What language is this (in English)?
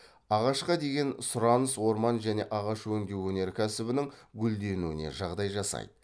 Kazakh